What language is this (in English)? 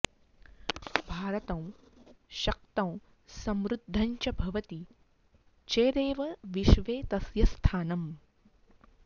Sanskrit